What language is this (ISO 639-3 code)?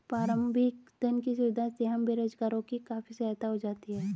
hin